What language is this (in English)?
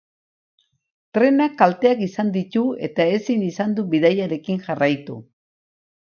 Basque